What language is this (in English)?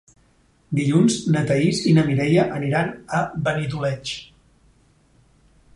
Catalan